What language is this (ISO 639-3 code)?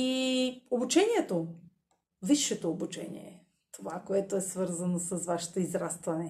bul